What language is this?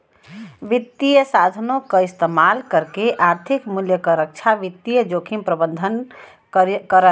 Bhojpuri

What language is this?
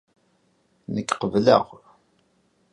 Kabyle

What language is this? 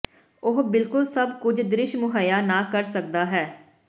Punjabi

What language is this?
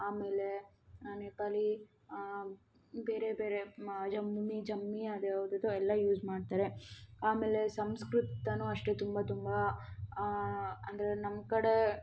Kannada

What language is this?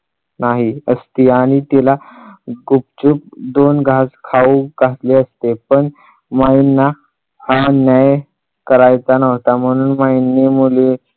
Marathi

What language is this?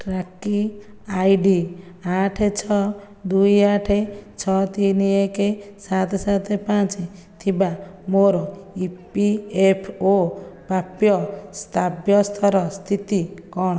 Odia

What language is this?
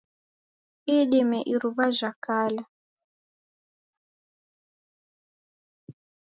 Taita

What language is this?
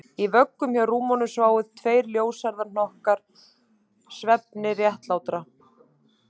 Icelandic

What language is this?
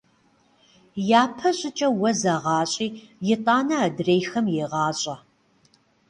Kabardian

